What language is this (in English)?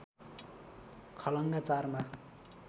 Nepali